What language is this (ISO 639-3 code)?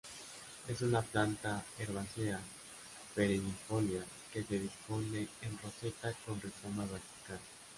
spa